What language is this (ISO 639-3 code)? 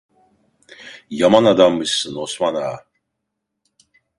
tur